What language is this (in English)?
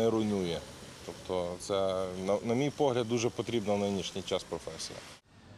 Ukrainian